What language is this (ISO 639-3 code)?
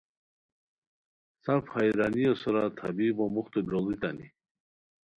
khw